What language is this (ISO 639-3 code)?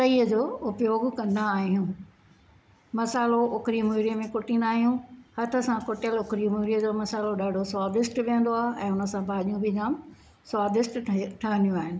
snd